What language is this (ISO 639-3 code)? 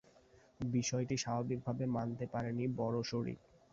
ben